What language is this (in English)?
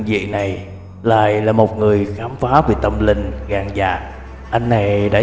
Vietnamese